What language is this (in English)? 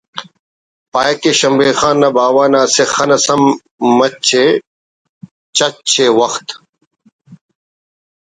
Brahui